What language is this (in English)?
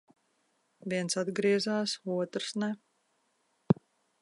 Latvian